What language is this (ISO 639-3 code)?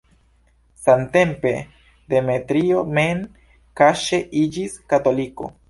epo